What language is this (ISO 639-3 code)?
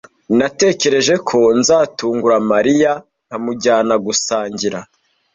kin